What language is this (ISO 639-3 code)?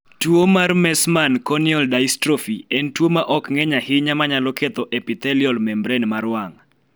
luo